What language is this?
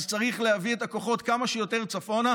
Hebrew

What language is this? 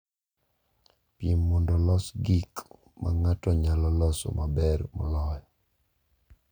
Luo (Kenya and Tanzania)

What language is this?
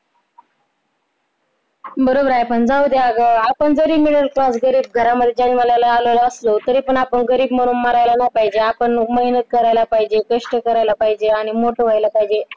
Marathi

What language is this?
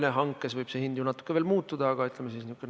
Estonian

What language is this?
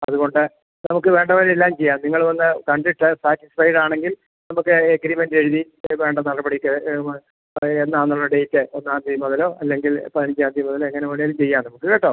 Malayalam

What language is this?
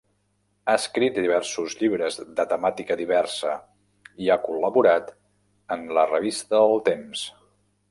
Catalan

